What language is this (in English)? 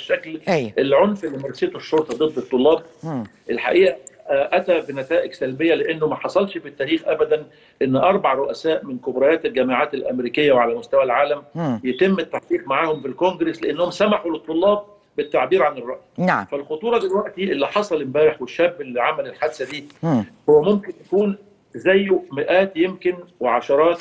Arabic